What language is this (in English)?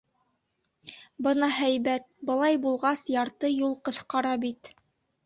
Bashkir